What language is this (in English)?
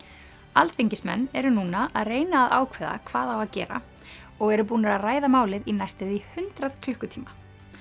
Icelandic